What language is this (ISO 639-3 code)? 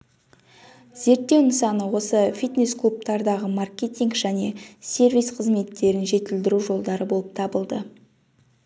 kaz